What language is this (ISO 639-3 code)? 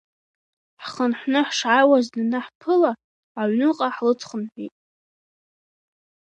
abk